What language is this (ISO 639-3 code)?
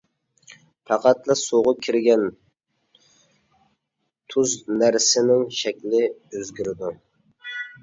uig